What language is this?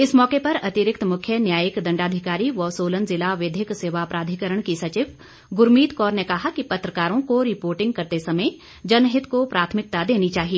Hindi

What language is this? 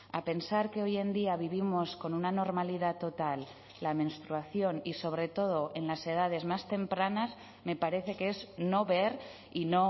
Spanish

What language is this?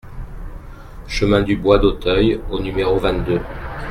French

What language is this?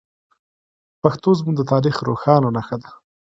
Pashto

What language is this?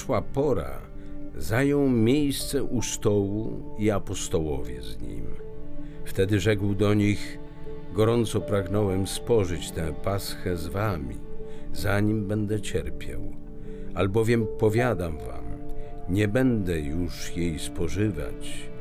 Polish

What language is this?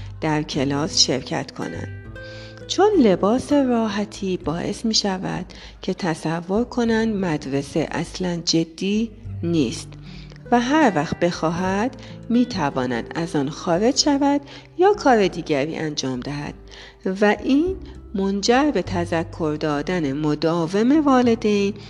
Persian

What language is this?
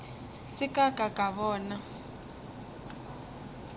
Northern Sotho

